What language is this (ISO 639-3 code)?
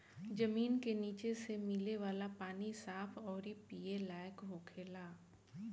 bho